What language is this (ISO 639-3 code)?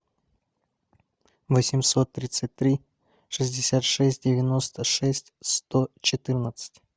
rus